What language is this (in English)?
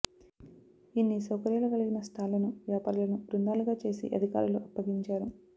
Telugu